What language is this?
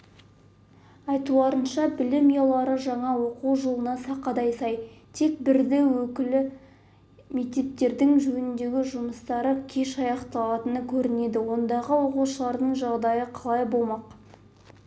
Kazakh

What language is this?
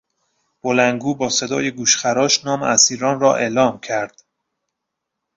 Persian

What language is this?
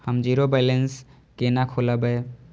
Maithili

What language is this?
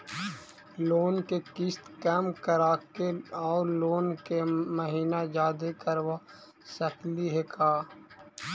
Magahi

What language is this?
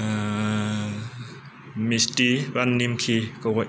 Bodo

